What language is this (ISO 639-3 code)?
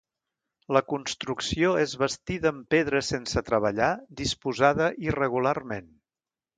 cat